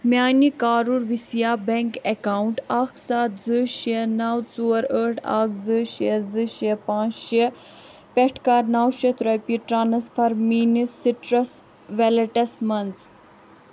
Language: Kashmiri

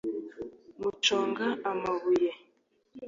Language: Kinyarwanda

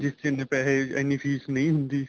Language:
Punjabi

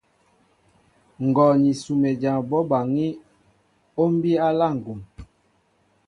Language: Mbo (Cameroon)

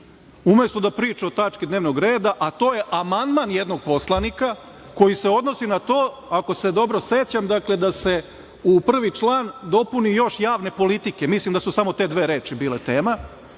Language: Serbian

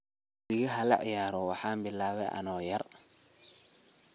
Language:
Somali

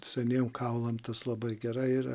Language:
Lithuanian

